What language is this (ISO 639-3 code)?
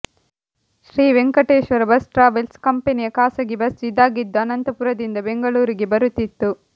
kan